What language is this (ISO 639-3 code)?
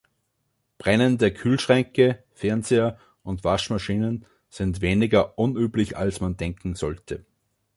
deu